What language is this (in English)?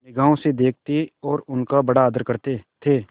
Hindi